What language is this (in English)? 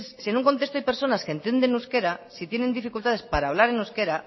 Spanish